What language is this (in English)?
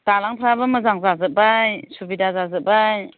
Bodo